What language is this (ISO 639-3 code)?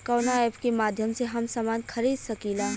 bho